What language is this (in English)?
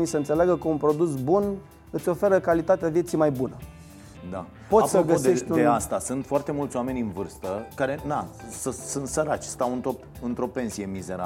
Romanian